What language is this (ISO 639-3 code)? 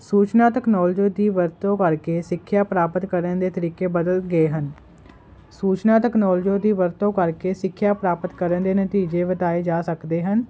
pan